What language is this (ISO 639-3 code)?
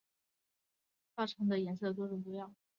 zho